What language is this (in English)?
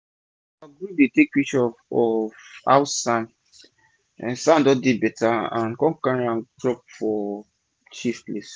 Nigerian Pidgin